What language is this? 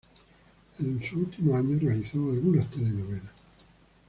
Spanish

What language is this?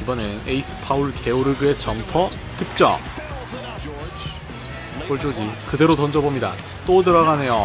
Korean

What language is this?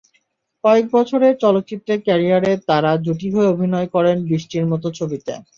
Bangla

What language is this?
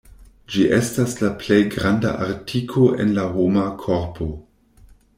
Esperanto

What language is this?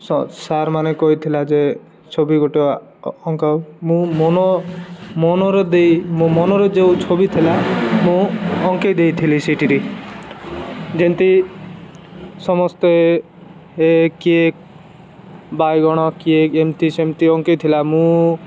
Odia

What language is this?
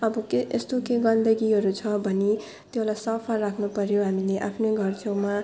Nepali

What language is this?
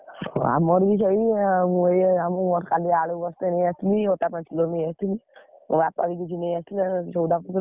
Odia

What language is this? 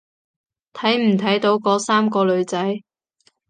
Cantonese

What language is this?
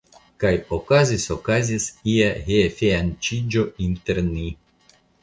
Esperanto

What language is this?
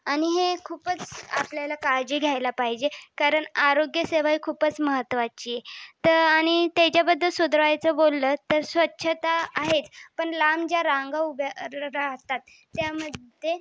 Marathi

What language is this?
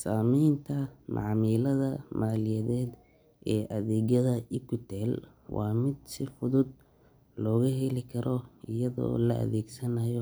Somali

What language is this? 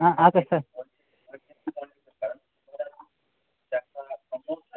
Bangla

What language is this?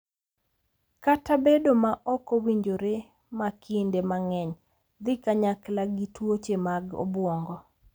Luo (Kenya and Tanzania)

